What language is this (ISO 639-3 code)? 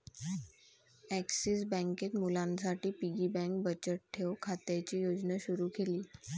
mar